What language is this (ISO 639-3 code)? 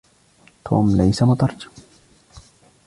ara